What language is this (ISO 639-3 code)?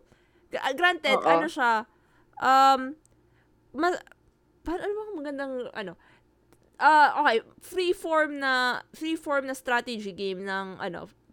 fil